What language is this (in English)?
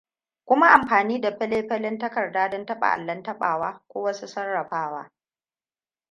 Hausa